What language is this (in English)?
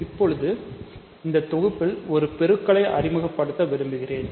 Tamil